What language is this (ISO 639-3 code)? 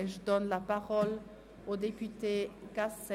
gsw